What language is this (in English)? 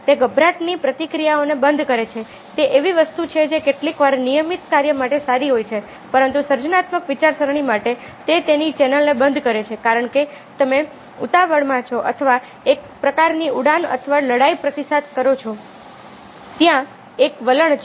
Gujarati